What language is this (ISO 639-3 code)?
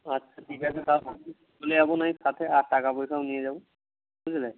ben